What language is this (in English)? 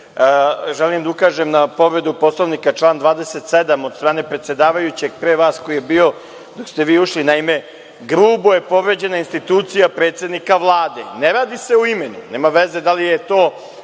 Serbian